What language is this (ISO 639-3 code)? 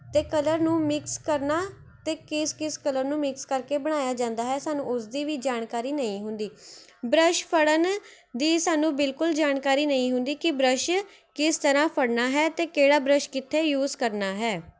pan